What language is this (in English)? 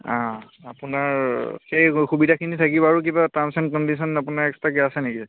Assamese